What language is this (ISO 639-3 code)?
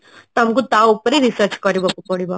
ori